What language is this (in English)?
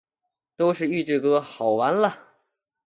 Chinese